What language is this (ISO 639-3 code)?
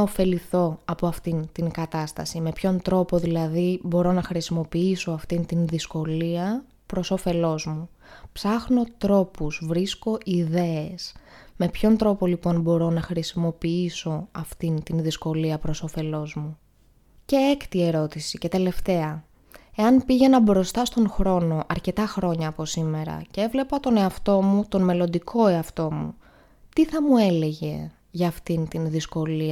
ell